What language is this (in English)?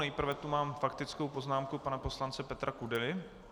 Czech